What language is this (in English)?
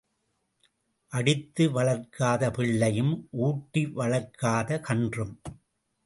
Tamil